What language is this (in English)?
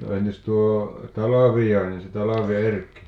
Finnish